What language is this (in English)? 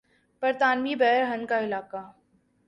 Urdu